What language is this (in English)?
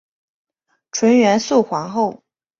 Chinese